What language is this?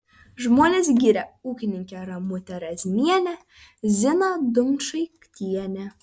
Lithuanian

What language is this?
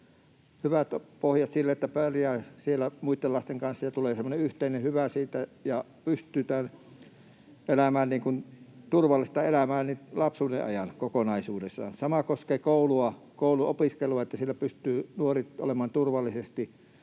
Finnish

